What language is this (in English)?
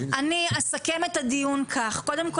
Hebrew